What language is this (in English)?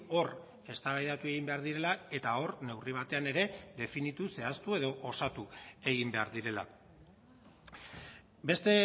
Basque